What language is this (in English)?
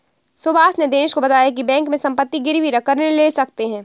Hindi